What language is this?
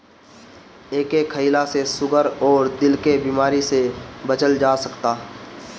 Bhojpuri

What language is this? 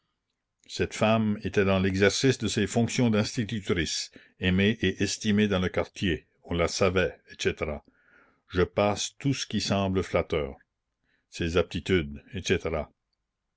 French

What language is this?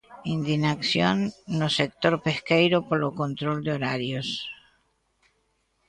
Galician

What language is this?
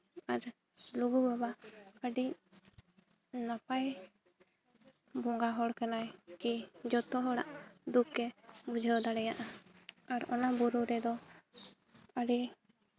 Santali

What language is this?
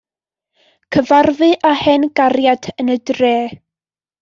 Welsh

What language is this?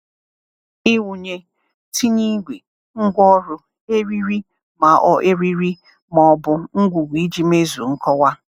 Igbo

